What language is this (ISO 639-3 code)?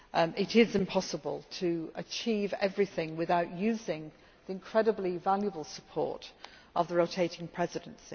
eng